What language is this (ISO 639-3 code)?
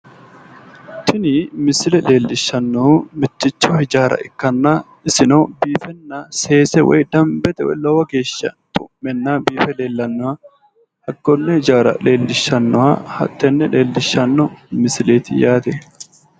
sid